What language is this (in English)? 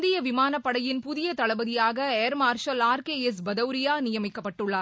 Tamil